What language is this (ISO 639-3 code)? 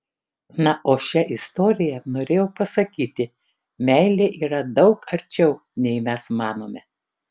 lit